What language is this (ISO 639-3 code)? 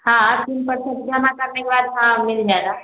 hin